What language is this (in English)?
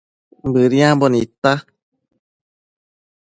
Matsés